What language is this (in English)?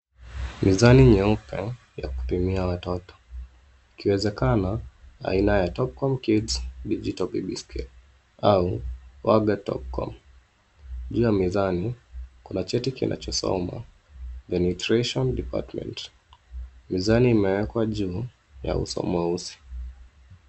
Swahili